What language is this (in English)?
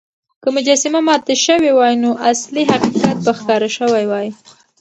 Pashto